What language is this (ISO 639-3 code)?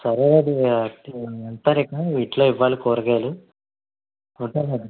tel